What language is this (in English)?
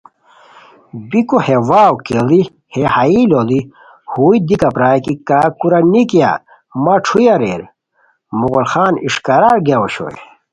Khowar